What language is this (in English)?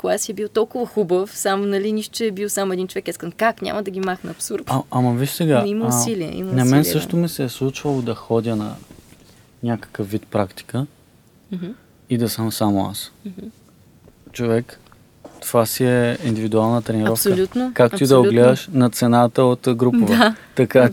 Bulgarian